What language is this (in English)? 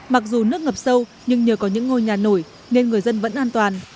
Vietnamese